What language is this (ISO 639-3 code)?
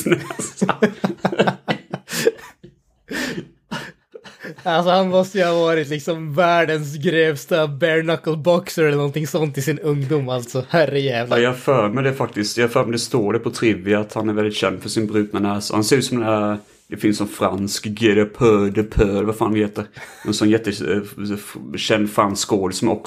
swe